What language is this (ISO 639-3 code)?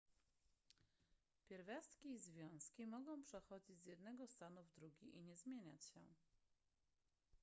pol